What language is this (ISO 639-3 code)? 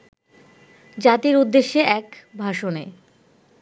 ben